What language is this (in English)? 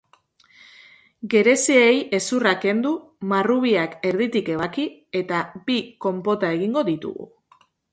Basque